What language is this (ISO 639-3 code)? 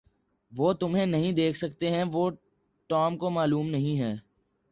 urd